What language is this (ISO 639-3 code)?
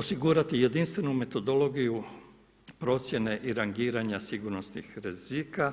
hrv